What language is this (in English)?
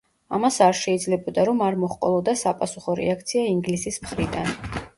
Georgian